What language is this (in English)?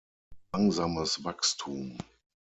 German